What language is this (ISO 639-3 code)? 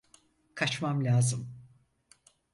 tur